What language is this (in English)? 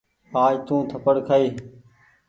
Goaria